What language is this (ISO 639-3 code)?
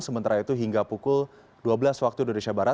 ind